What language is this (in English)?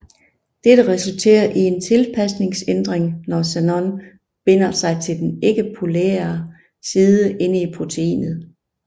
Danish